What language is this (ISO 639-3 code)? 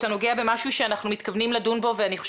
heb